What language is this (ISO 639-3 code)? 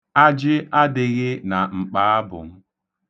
ibo